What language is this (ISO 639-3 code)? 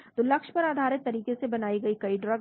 hin